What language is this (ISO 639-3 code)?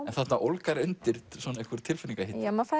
isl